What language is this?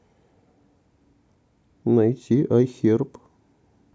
Russian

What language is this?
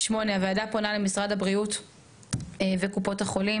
Hebrew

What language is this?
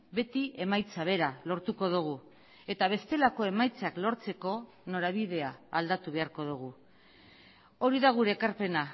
Basque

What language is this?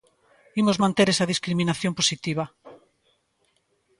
Galician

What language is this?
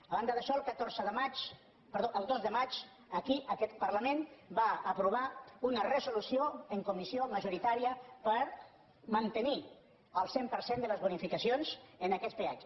Catalan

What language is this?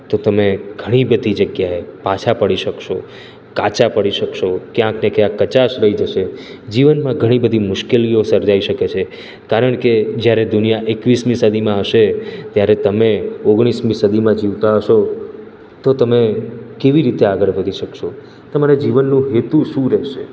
Gujarati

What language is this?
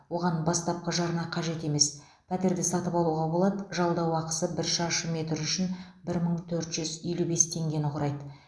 Kazakh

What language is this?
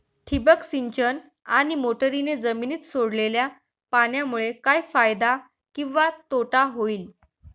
Marathi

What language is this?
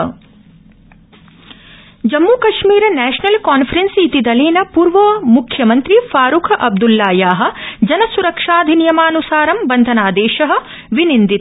Sanskrit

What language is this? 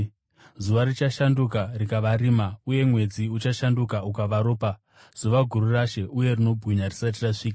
Shona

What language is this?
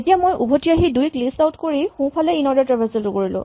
Assamese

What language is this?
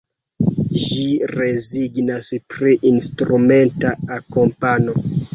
Esperanto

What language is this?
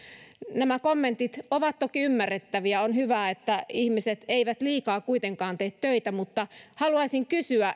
Finnish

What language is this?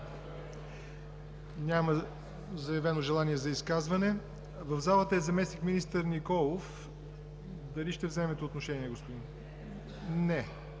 Bulgarian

